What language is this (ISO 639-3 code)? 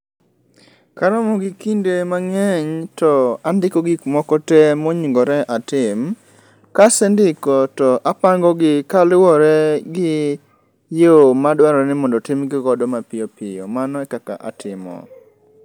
luo